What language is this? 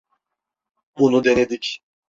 Turkish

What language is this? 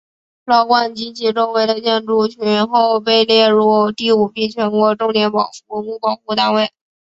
Chinese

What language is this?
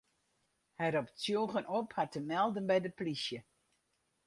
Western Frisian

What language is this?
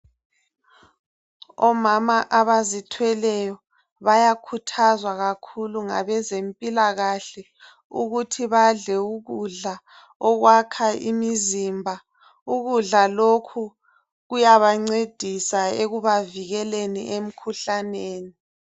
North Ndebele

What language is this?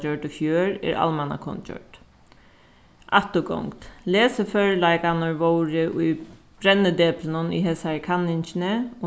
Faroese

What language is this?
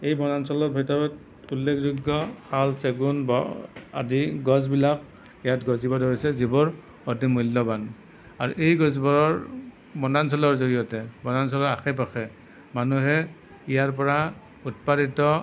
Assamese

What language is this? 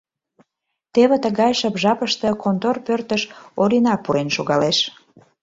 Mari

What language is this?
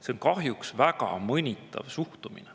Estonian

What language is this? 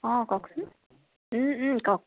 Assamese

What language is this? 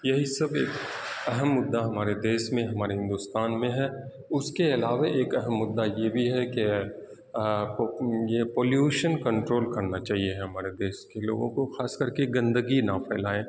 Urdu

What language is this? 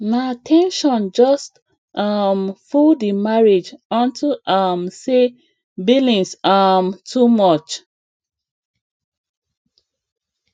Nigerian Pidgin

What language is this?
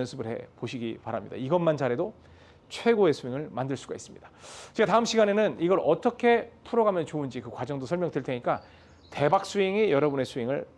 Korean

